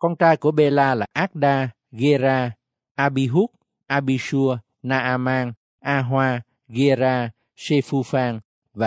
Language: Vietnamese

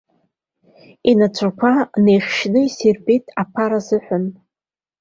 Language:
Abkhazian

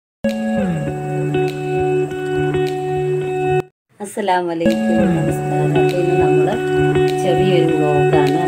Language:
Thai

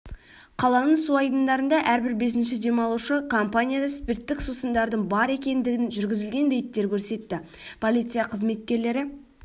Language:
Kazakh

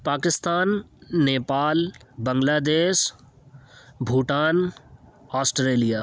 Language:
Urdu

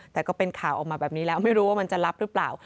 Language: Thai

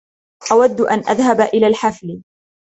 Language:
Arabic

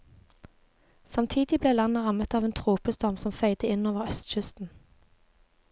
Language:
Norwegian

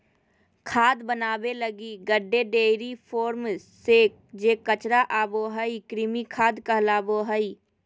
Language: Magahi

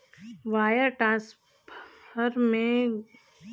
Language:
Bhojpuri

